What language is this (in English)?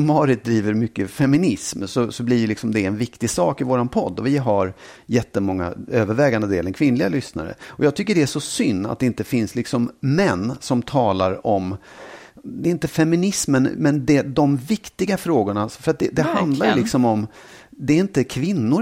Swedish